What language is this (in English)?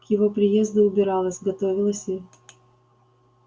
Russian